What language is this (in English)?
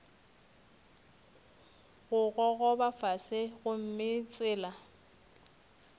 Northern Sotho